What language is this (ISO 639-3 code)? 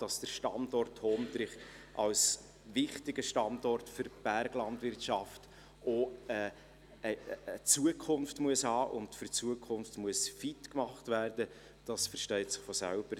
gsw